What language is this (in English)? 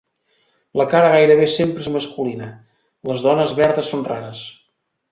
Catalan